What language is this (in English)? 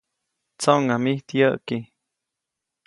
Copainalá Zoque